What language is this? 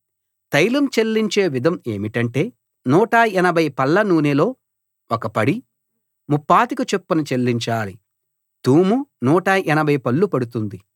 Telugu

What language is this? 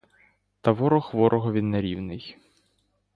Ukrainian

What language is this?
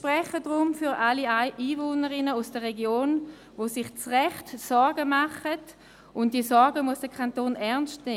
Swiss German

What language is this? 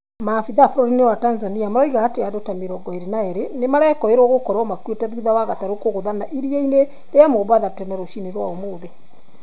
Kikuyu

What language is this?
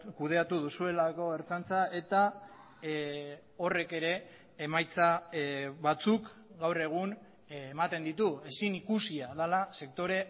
Basque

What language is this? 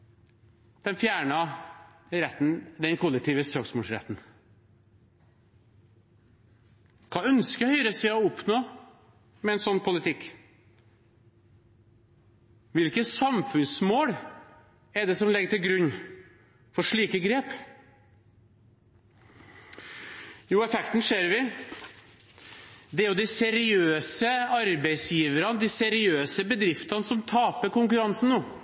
Norwegian Bokmål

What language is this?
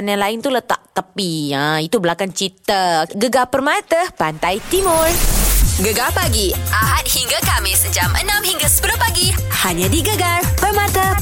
Malay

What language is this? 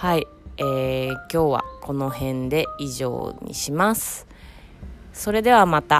Japanese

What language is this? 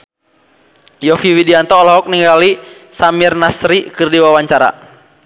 Sundanese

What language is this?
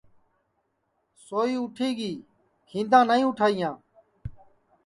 Sansi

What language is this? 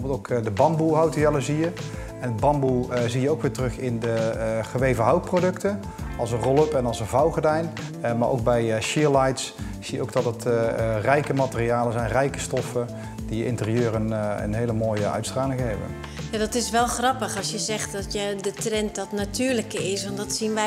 Dutch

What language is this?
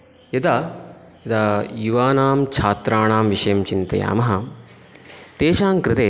Sanskrit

